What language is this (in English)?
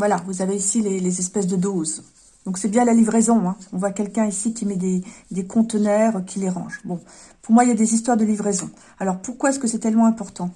French